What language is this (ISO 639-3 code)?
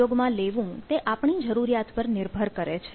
guj